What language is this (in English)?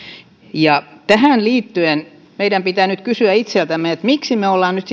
Finnish